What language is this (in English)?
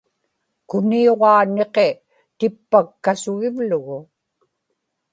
Inupiaq